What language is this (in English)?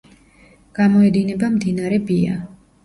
Georgian